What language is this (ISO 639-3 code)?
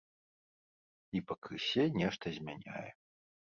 bel